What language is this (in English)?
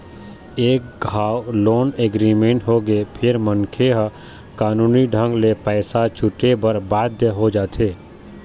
Chhattisgarhi